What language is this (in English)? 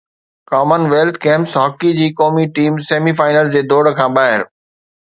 Sindhi